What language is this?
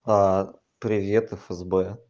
Russian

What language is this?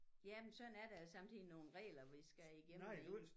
Danish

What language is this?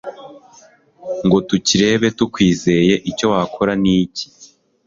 Kinyarwanda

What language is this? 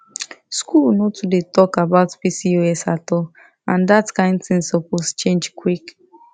Nigerian Pidgin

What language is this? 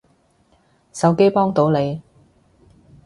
Cantonese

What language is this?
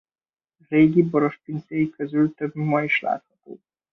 Hungarian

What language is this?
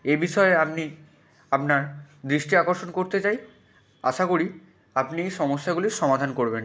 Bangla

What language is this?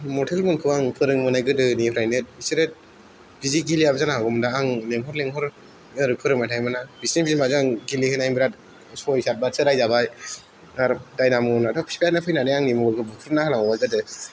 Bodo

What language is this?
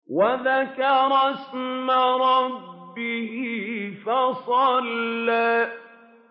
Arabic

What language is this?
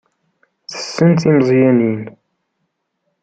Kabyle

